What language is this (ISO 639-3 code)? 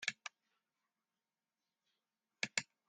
fry